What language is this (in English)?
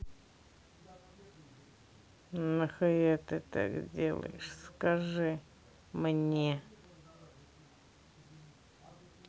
Russian